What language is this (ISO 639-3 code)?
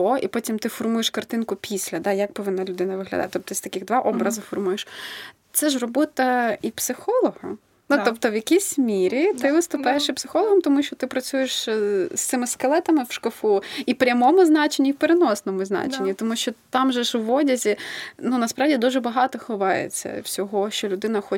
ukr